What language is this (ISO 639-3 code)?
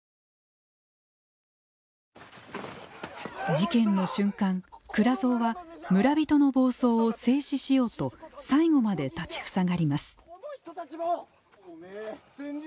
jpn